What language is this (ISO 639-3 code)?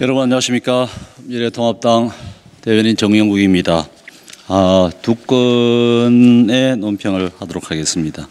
kor